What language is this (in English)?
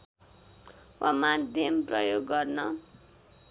Nepali